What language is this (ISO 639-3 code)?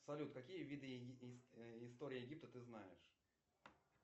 rus